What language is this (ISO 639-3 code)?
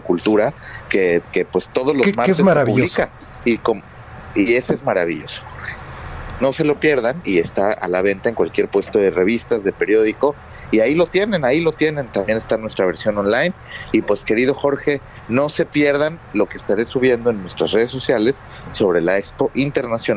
spa